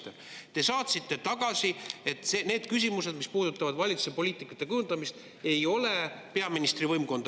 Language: Estonian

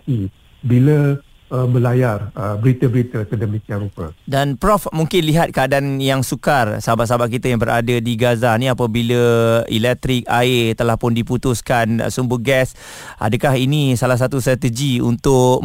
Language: Malay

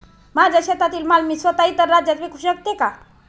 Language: Marathi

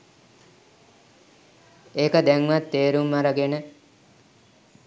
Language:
Sinhala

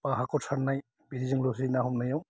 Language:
Bodo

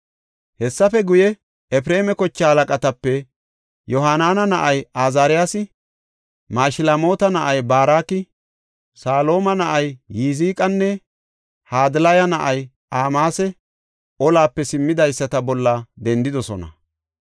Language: Gofa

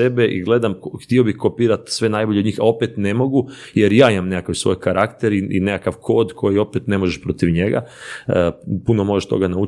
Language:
Croatian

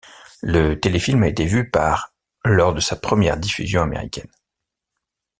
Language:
French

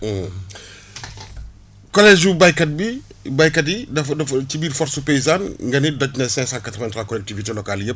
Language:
Wolof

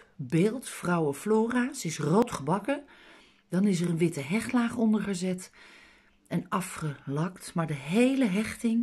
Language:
Dutch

